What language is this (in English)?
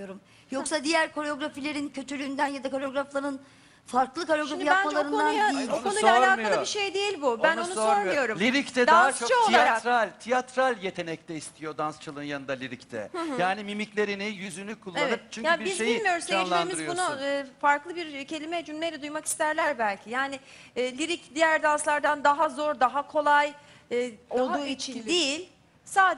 Turkish